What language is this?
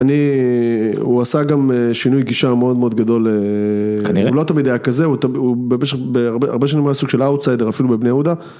Hebrew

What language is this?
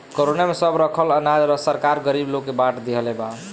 Bhojpuri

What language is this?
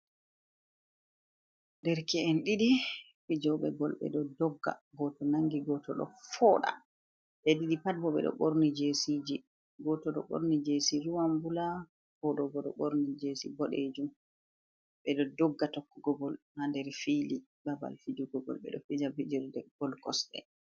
Fula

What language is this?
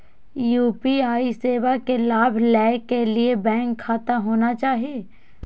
Maithili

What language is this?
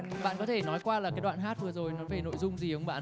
Vietnamese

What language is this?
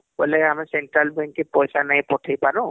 Odia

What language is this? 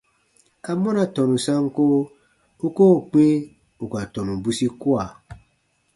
Baatonum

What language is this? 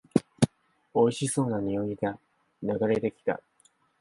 Japanese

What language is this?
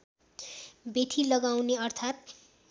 Nepali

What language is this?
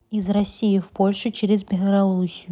Russian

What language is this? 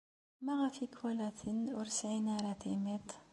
Kabyle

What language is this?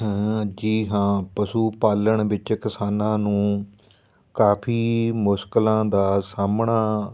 Punjabi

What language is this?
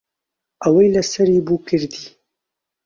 Central Kurdish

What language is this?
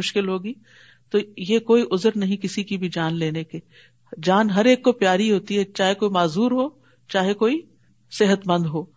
Urdu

